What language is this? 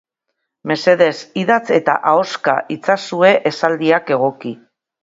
Basque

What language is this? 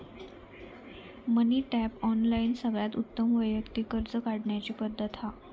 Marathi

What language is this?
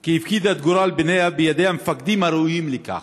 Hebrew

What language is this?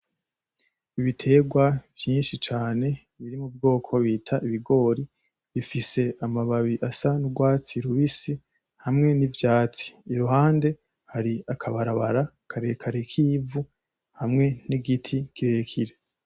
Rundi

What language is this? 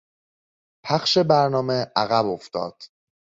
Persian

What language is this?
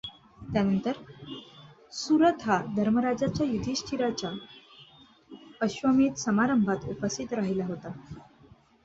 Marathi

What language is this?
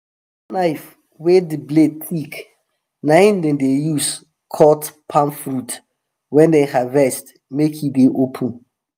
Nigerian Pidgin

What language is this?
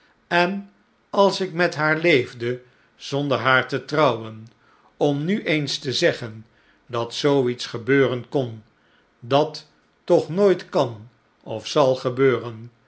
Dutch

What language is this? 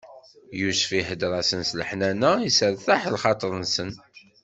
Kabyle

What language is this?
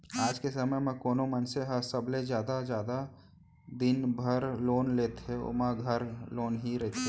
Chhattisgarhi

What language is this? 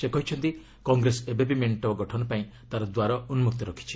Odia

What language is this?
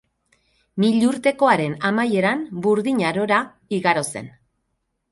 Basque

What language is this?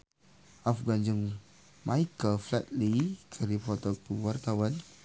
Sundanese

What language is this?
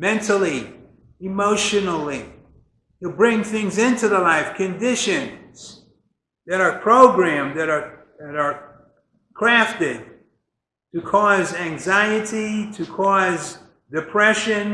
English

